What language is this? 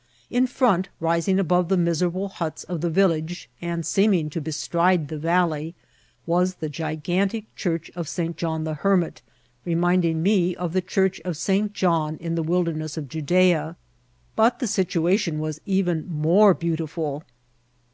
English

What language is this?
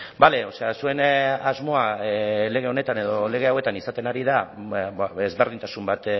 Basque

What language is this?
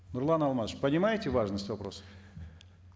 Kazakh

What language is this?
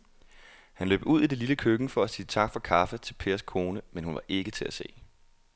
Danish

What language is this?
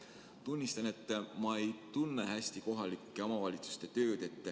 Estonian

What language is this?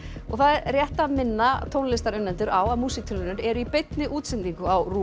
Icelandic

